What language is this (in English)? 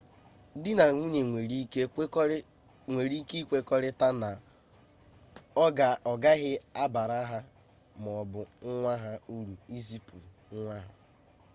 Igbo